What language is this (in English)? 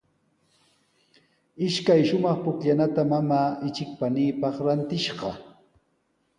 Sihuas Ancash Quechua